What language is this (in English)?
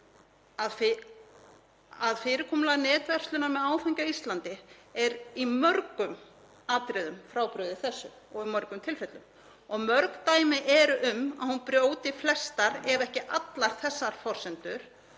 Icelandic